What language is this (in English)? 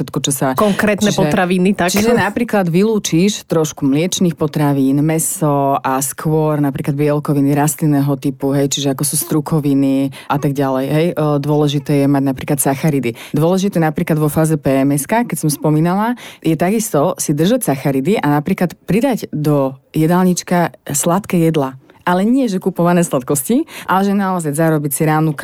Slovak